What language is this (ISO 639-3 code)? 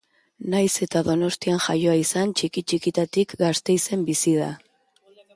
eus